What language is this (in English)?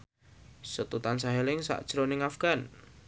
Javanese